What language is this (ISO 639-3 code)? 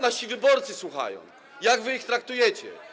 pol